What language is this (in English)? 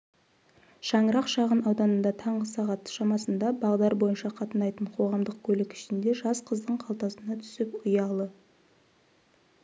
Kazakh